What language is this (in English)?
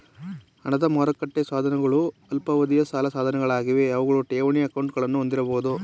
Kannada